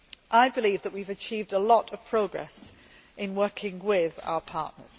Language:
English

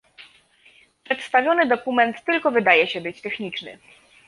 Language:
Polish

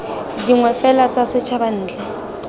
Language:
Tswana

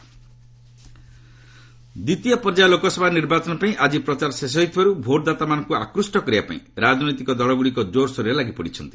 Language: Odia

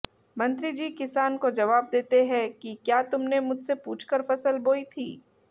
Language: Hindi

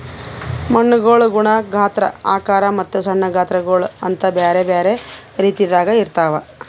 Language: Kannada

